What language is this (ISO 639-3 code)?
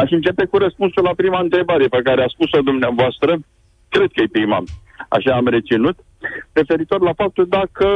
ron